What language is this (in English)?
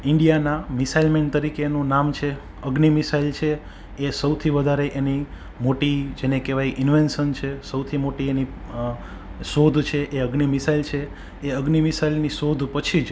Gujarati